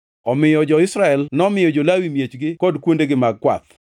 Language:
Luo (Kenya and Tanzania)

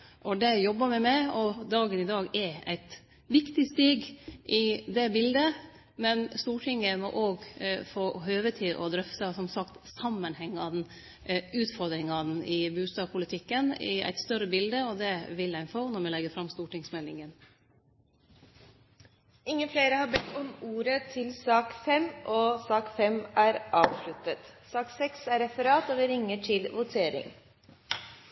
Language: Norwegian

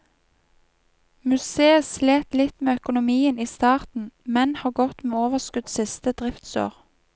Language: Norwegian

